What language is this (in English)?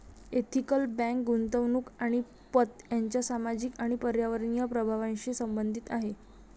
Marathi